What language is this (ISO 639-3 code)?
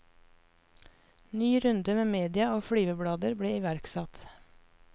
nor